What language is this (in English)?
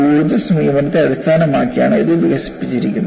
Malayalam